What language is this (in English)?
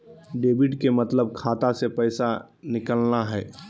Magahi